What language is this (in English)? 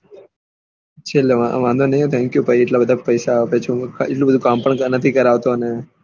Gujarati